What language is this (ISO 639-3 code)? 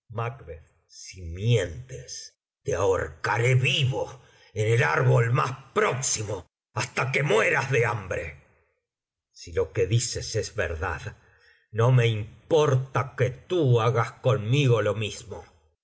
spa